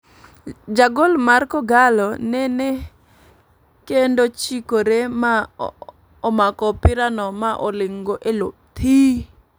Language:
Luo (Kenya and Tanzania)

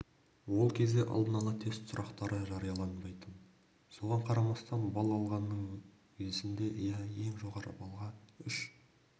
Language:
Kazakh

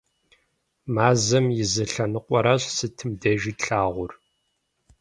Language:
Kabardian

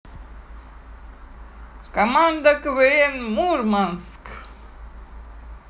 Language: Russian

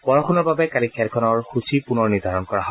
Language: Assamese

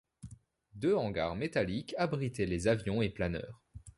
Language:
French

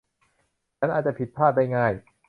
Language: Thai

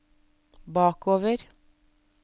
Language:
Norwegian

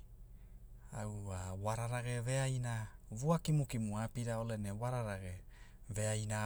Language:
Hula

